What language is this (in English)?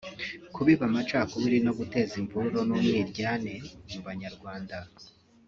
Kinyarwanda